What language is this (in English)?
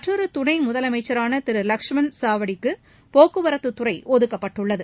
Tamil